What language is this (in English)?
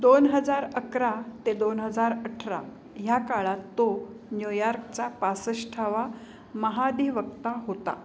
Marathi